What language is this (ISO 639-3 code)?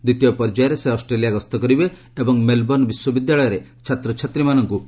ori